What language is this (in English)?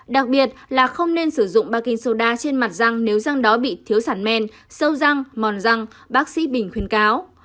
Vietnamese